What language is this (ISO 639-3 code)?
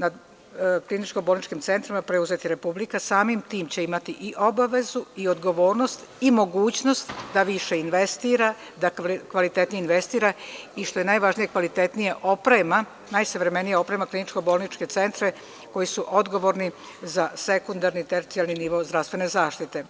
srp